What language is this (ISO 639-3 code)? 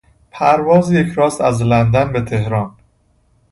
fas